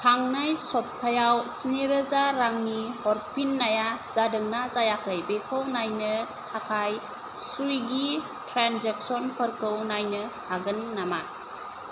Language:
Bodo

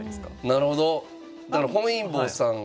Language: Japanese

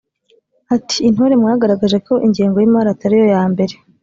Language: Kinyarwanda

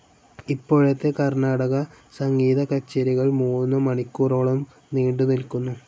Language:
Malayalam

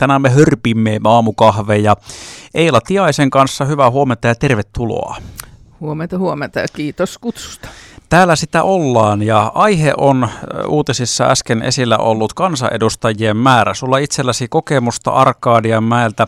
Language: Finnish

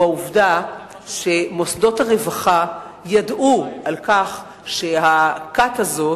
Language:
Hebrew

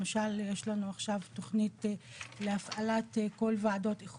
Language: Hebrew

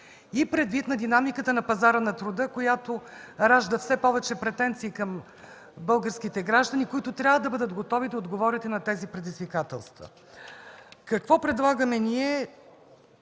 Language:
Bulgarian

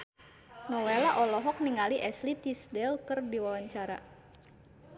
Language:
Sundanese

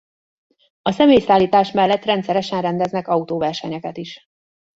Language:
Hungarian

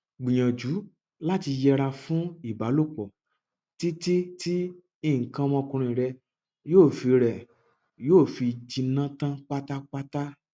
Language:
Yoruba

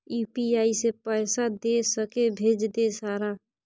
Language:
Maithili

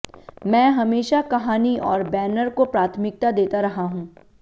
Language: Hindi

